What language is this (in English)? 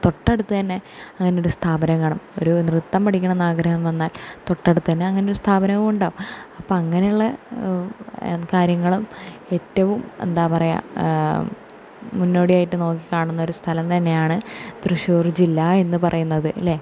Malayalam